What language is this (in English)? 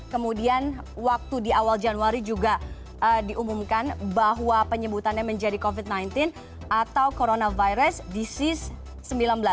Indonesian